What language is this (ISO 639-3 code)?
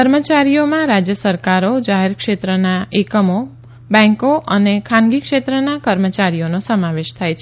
guj